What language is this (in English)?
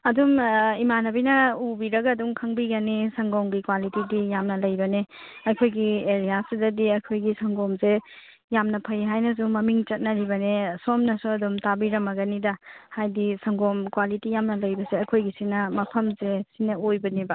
Manipuri